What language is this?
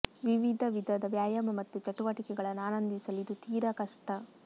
Kannada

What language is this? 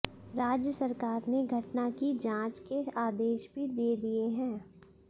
Hindi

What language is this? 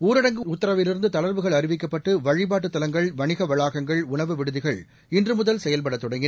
Tamil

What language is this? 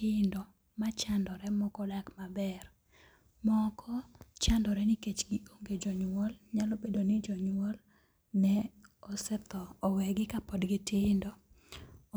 Luo (Kenya and Tanzania)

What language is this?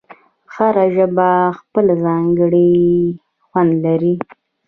Pashto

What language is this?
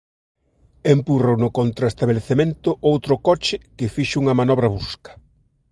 Galician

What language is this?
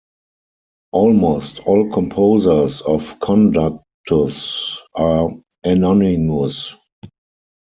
English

